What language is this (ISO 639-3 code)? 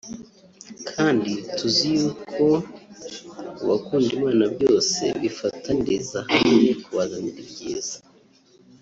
kin